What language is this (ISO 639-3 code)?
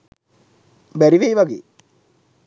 sin